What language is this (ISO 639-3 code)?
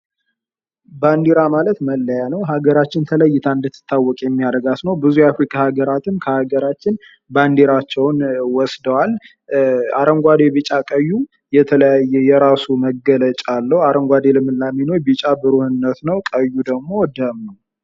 amh